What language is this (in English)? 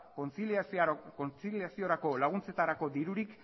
Basque